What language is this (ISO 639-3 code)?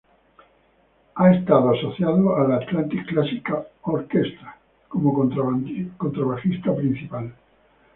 spa